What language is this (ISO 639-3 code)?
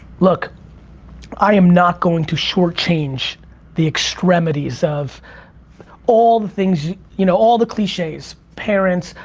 eng